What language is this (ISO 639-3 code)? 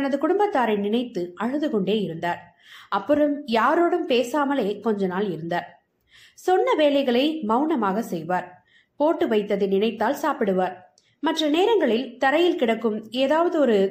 tam